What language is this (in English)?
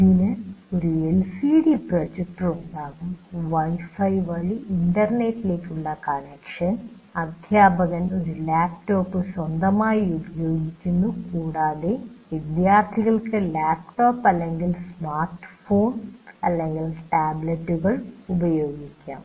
Malayalam